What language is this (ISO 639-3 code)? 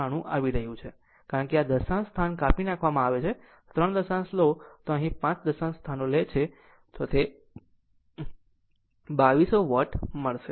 guj